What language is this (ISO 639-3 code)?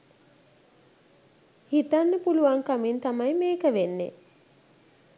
sin